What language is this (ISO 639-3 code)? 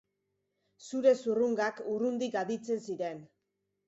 eus